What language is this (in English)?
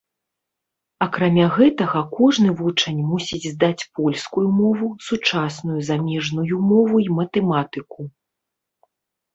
Belarusian